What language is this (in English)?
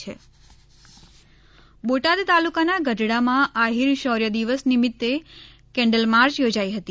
Gujarati